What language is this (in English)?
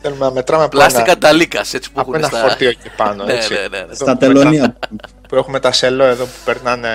Greek